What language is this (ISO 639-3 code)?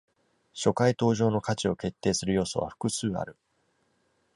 jpn